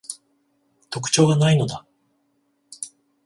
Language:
Japanese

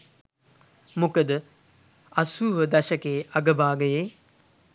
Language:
Sinhala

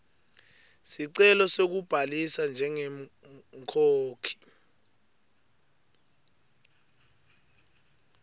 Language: Swati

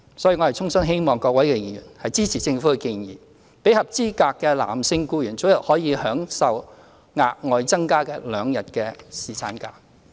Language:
Cantonese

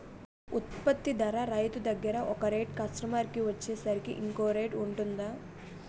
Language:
Telugu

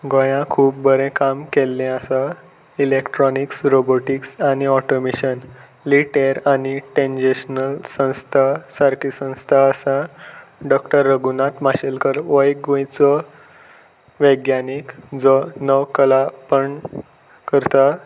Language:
Konkani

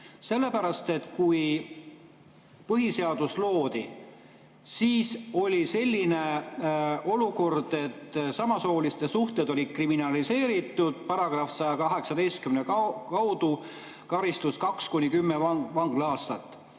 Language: Estonian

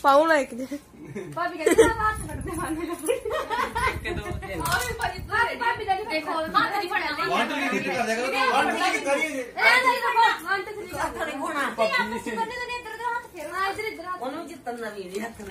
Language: Punjabi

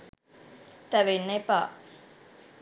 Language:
Sinhala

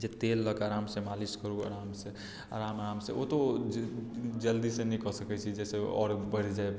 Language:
Maithili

